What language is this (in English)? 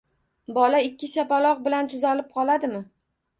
Uzbek